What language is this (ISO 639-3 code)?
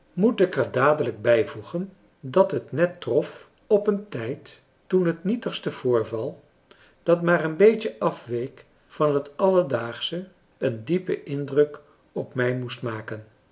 nld